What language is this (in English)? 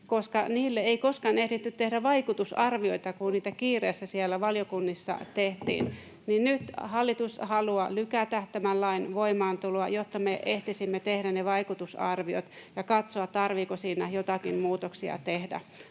Finnish